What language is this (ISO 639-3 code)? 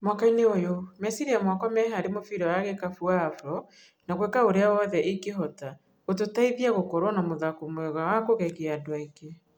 kik